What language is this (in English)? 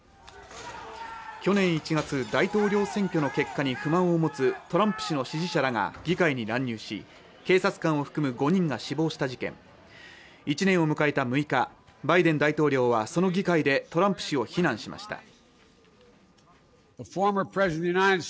Japanese